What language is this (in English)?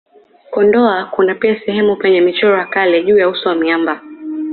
Swahili